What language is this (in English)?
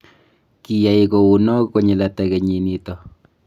Kalenjin